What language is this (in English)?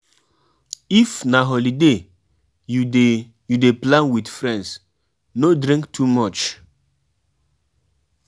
Nigerian Pidgin